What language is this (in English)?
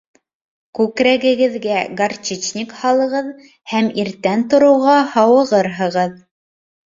Bashkir